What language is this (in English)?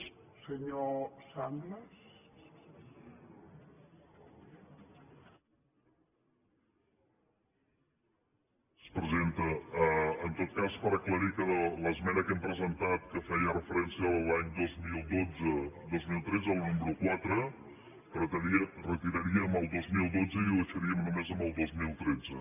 Catalan